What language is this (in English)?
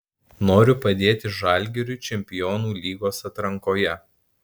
Lithuanian